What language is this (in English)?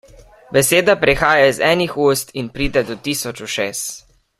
Slovenian